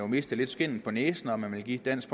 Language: Danish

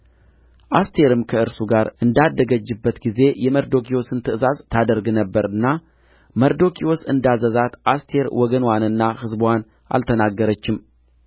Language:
Amharic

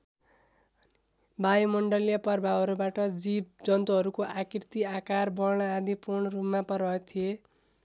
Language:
Nepali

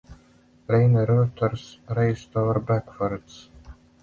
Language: English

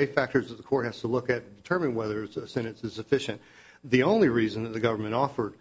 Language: English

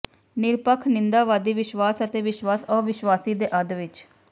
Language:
Punjabi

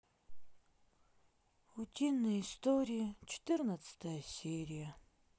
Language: Russian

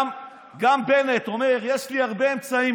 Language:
Hebrew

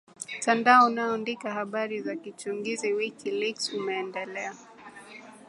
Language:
Swahili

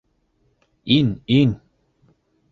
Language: Bashkir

